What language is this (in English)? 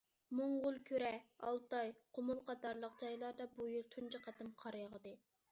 Uyghur